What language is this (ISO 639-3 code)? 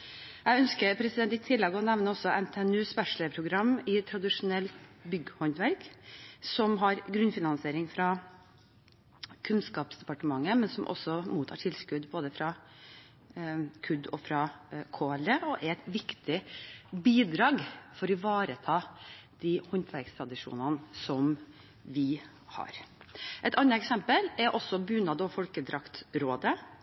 nob